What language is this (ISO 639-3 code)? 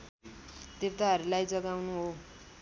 nep